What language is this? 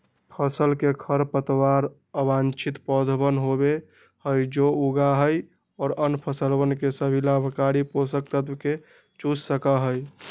Magahi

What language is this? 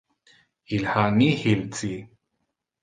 Interlingua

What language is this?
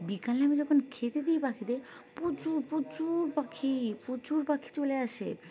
Bangla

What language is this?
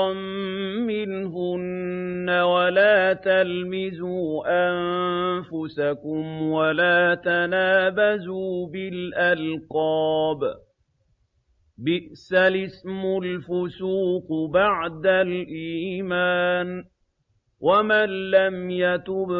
Arabic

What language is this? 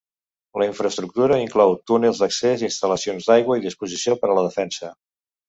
Catalan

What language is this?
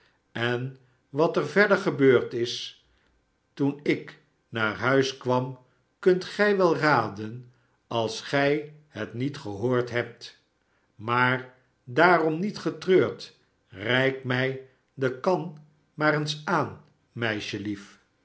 Dutch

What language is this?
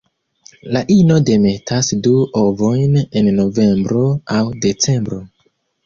Esperanto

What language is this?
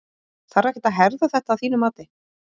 Icelandic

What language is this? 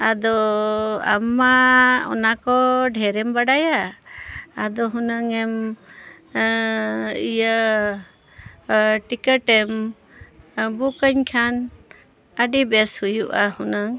Santali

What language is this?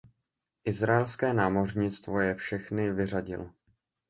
Czech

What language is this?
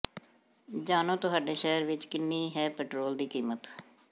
Punjabi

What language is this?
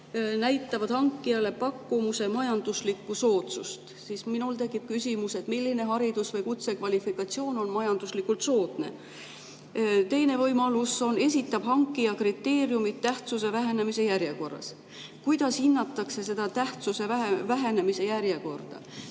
Estonian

